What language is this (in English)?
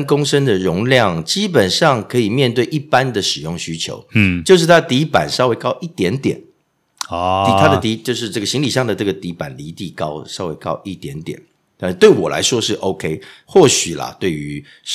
Chinese